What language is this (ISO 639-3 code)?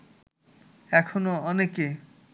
ben